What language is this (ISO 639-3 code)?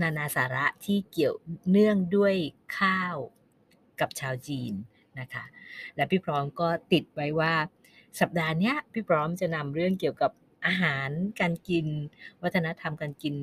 tha